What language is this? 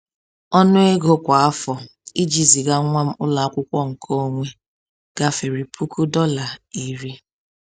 Igbo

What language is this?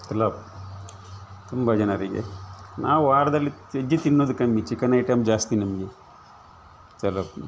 Kannada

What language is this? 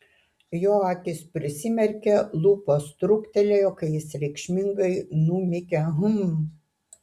Lithuanian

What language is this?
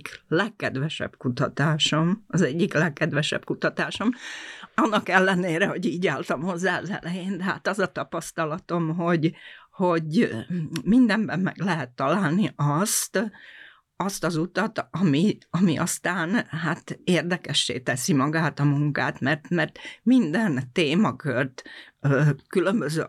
Hungarian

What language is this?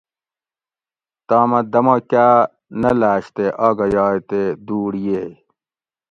Gawri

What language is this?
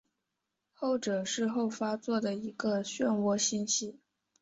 Chinese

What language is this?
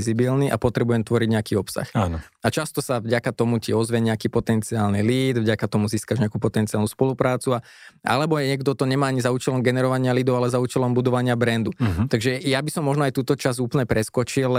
Slovak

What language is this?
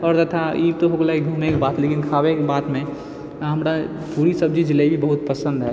Maithili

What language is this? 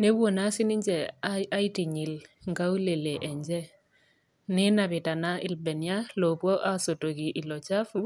Masai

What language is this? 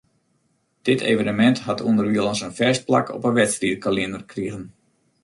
Western Frisian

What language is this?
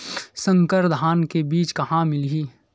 Chhattisgarhi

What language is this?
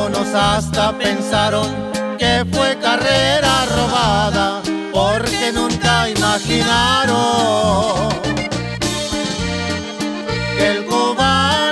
Spanish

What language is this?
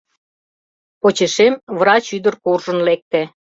Mari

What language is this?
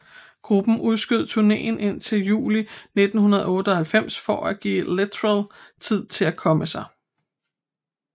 Danish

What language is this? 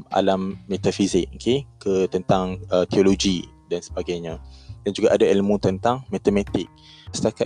Malay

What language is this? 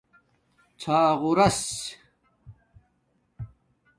Domaaki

